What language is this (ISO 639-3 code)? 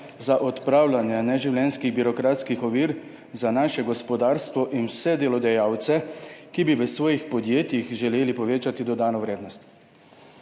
slv